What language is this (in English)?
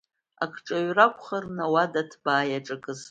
Abkhazian